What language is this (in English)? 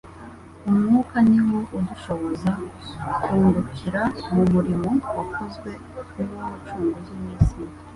Kinyarwanda